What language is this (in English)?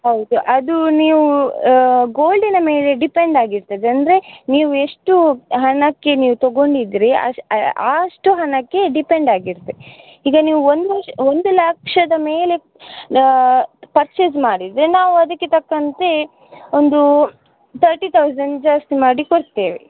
Kannada